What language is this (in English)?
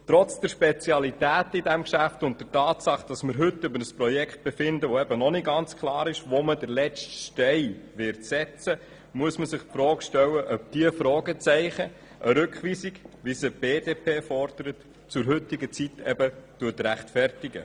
Swiss German